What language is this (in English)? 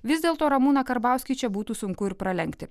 Lithuanian